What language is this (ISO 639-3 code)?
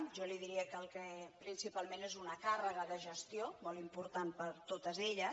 cat